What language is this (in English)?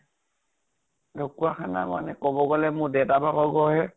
Assamese